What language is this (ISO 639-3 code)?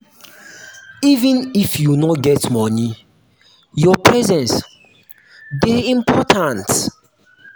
pcm